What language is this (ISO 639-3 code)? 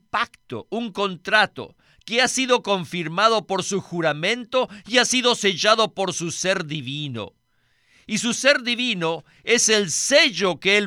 spa